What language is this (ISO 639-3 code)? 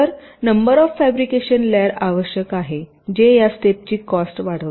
mar